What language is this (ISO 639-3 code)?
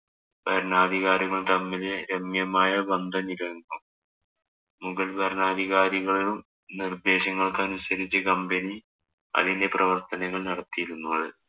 mal